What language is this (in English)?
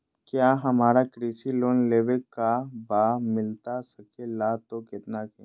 Magahi